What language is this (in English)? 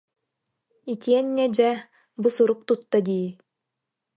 Yakut